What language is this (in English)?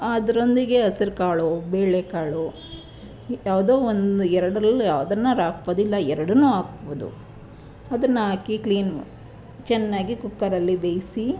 Kannada